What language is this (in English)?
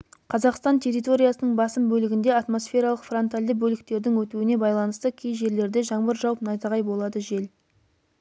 Kazakh